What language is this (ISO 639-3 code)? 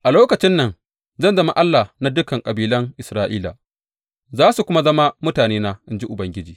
hau